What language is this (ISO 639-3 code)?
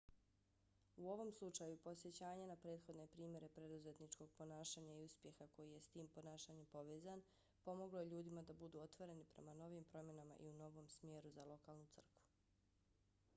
bos